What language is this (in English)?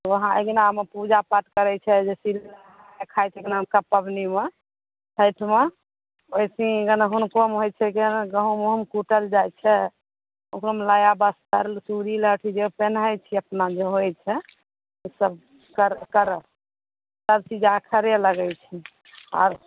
Maithili